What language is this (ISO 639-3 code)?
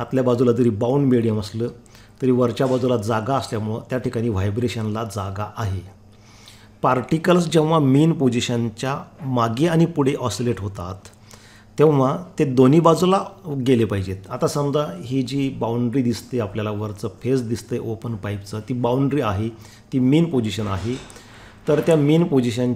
hin